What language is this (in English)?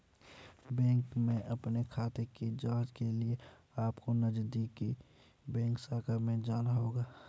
Hindi